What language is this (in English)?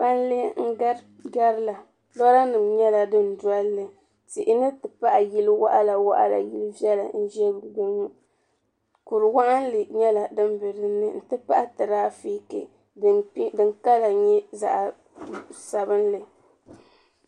Dagbani